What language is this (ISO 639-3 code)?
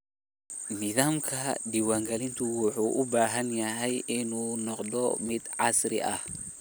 som